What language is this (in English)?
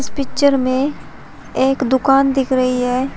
Hindi